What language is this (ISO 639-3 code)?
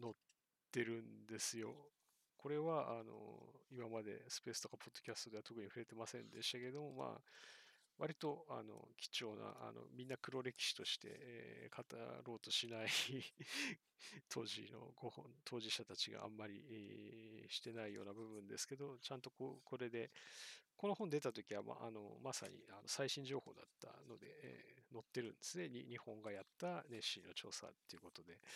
jpn